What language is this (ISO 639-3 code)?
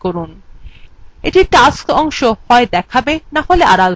ben